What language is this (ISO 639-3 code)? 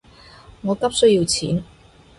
yue